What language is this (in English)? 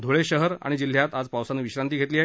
Marathi